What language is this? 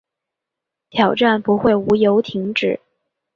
Chinese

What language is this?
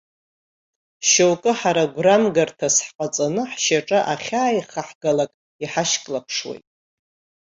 Abkhazian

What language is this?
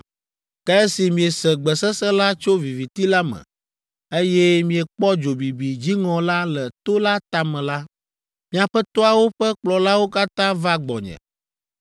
Ewe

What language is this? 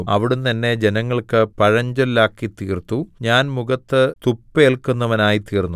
Malayalam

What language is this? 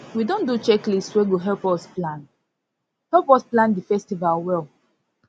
Nigerian Pidgin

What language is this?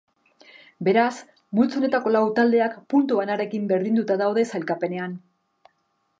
Basque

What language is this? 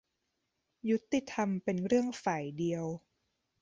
Thai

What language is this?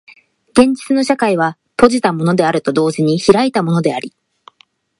Japanese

